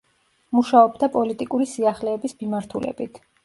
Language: Georgian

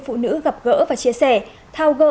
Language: Vietnamese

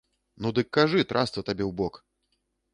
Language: Belarusian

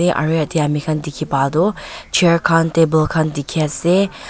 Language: Naga Pidgin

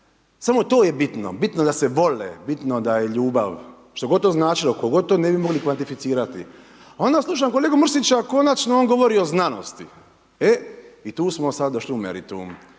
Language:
Croatian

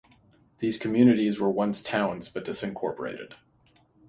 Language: English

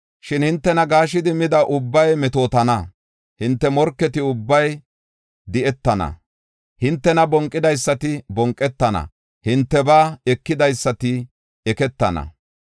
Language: Gofa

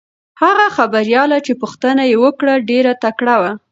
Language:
Pashto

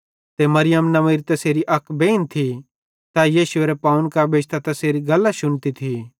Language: Bhadrawahi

